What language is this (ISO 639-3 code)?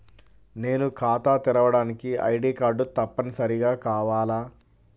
tel